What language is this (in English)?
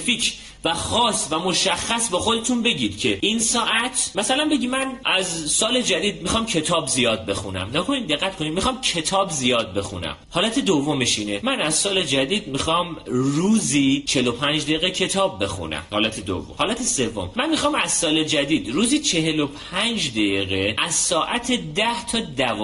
Persian